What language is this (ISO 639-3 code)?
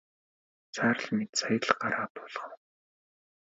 mon